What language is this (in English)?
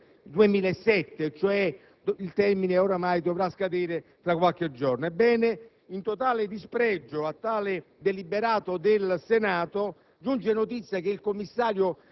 Italian